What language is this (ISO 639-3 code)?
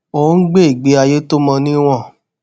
yor